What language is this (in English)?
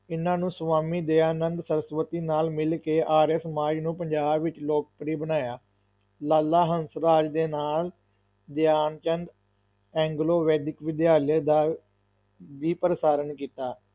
Punjabi